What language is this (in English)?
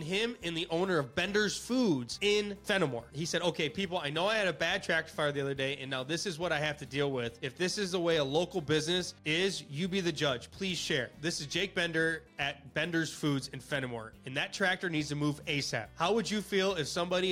English